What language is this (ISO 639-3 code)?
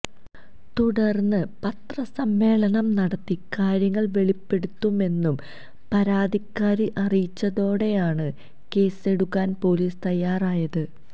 mal